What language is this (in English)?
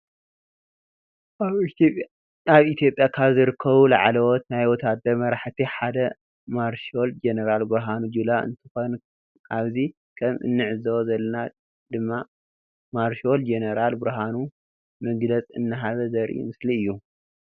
Tigrinya